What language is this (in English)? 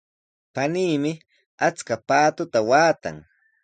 Sihuas Ancash Quechua